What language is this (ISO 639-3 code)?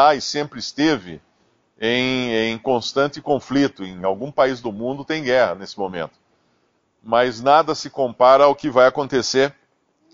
por